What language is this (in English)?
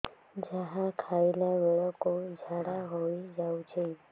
Odia